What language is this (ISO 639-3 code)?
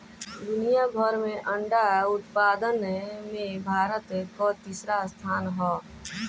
bho